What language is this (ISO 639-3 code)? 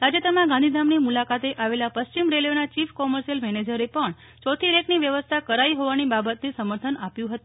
guj